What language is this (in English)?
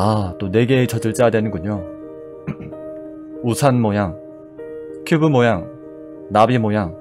Korean